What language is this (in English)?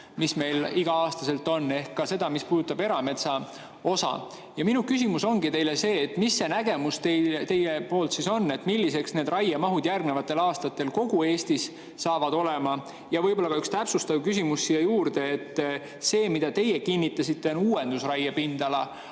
Estonian